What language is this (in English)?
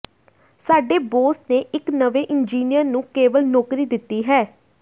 Punjabi